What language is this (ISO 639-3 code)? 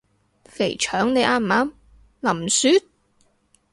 yue